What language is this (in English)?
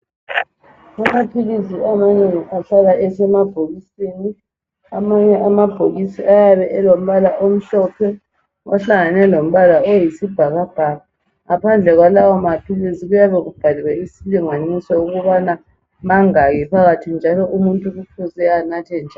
North Ndebele